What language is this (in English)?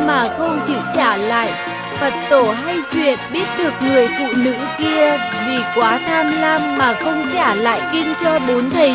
Vietnamese